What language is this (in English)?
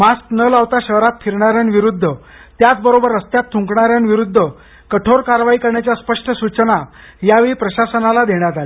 Marathi